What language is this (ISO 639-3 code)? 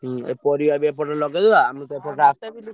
ori